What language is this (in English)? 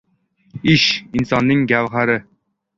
Uzbek